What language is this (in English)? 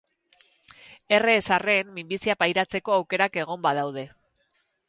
Basque